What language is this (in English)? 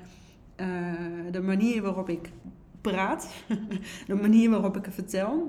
Dutch